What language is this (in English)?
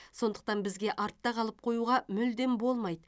Kazakh